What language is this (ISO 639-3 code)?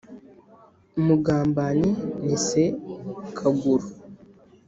kin